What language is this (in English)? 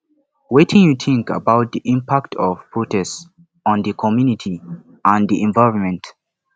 Nigerian Pidgin